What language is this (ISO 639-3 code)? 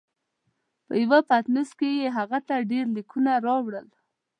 pus